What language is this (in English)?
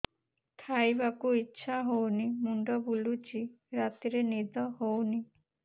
Odia